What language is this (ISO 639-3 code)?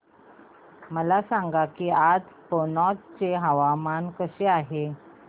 mar